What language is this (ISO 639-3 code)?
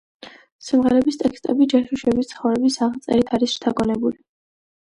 kat